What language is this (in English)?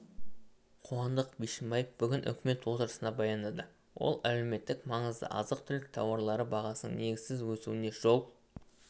Kazakh